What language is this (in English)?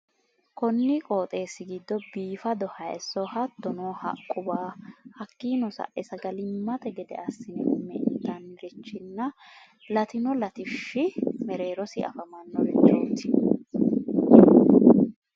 Sidamo